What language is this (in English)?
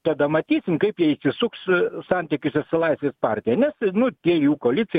Lithuanian